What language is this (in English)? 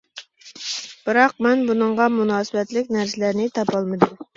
Uyghur